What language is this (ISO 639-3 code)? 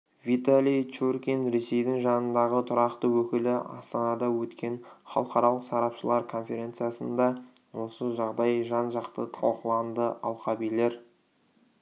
kaz